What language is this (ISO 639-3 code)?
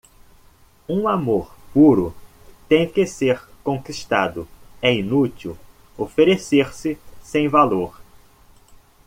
por